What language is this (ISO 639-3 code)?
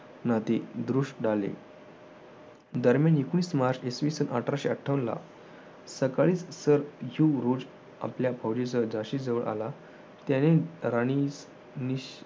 mar